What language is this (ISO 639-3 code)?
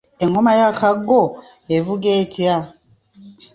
lug